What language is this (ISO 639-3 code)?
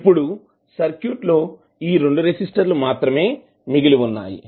tel